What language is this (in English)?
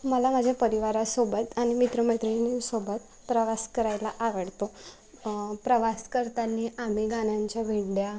Marathi